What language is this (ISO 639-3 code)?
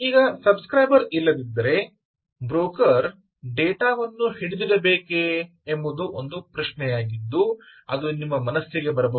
kan